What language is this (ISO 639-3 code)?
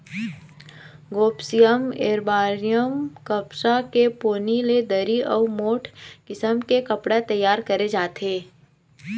hne